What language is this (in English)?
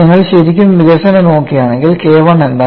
Malayalam